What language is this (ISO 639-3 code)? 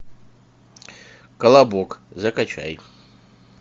rus